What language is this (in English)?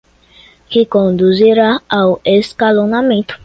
Portuguese